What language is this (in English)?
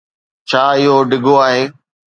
Sindhi